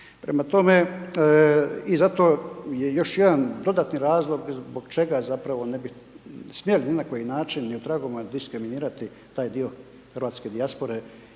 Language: Croatian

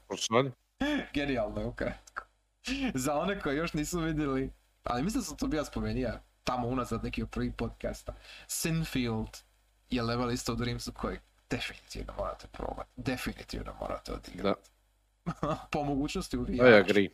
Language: Croatian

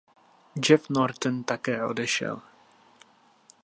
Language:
Czech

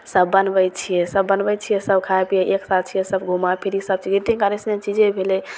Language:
Maithili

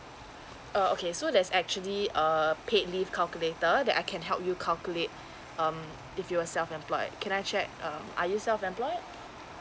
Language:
English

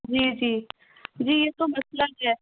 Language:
Urdu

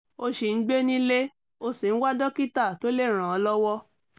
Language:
Yoruba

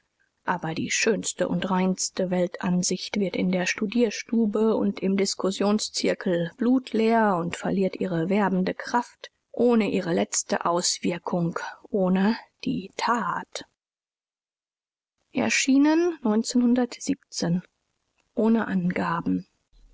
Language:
German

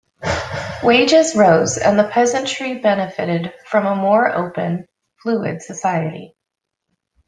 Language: English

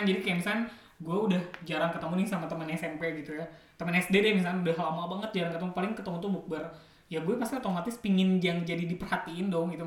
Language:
Indonesian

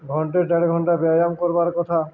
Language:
Odia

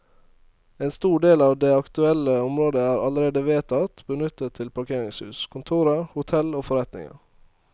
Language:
Norwegian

